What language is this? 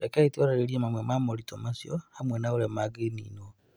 Kikuyu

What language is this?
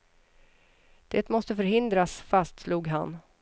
Swedish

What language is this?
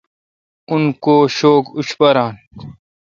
Kalkoti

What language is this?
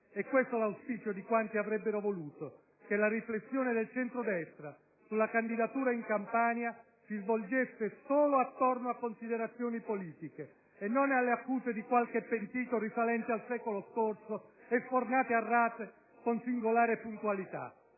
Italian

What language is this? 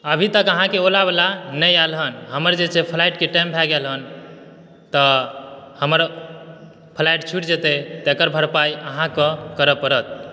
Maithili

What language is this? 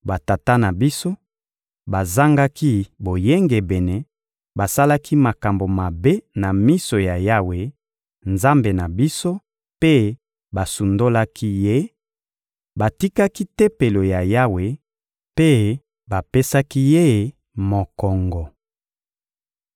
Lingala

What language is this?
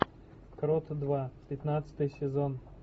Russian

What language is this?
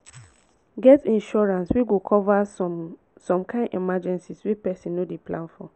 Nigerian Pidgin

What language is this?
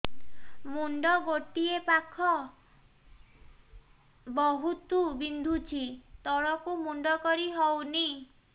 Odia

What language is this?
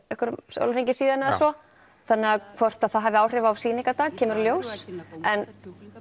Icelandic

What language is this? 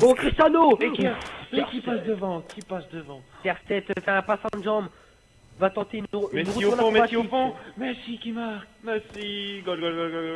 French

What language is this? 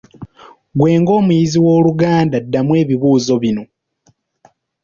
Ganda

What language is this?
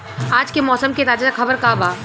Bhojpuri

